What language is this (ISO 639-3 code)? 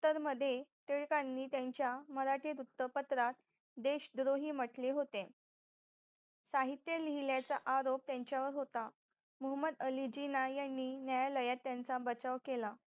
mar